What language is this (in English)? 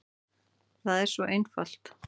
Icelandic